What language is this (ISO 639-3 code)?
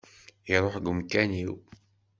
kab